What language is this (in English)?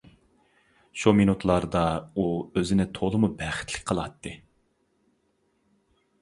Uyghur